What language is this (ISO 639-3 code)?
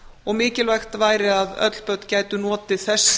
isl